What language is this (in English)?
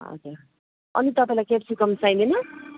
Nepali